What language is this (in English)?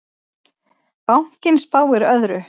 Icelandic